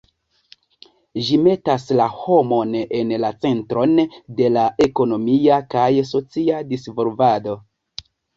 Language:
Esperanto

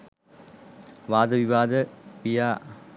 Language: Sinhala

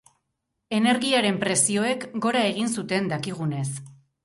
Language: Basque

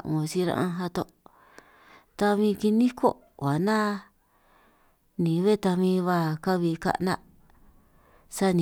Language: San Martín Itunyoso Triqui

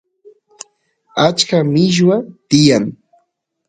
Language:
Santiago del Estero Quichua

